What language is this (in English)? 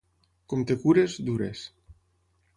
Catalan